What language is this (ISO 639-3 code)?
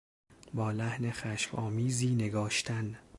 fas